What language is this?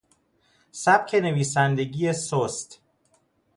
Persian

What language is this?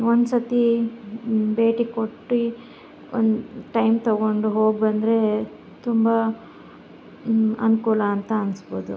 Kannada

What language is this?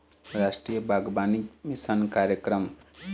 Chhattisgarhi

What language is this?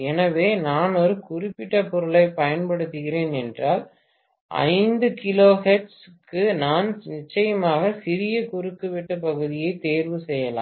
Tamil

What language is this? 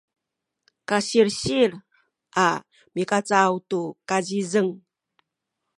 Sakizaya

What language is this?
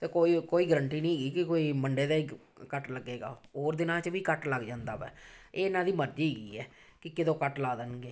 Punjabi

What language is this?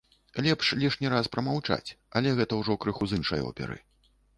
Belarusian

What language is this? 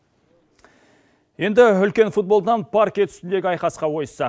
Kazakh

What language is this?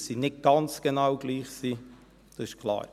Swiss German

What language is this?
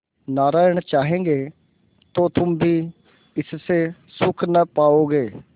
Hindi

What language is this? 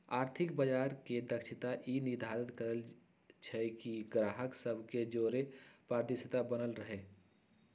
Magahi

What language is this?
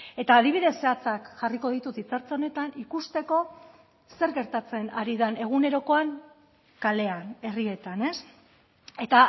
Basque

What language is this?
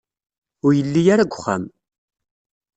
Kabyle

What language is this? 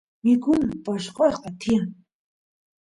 Santiago del Estero Quichua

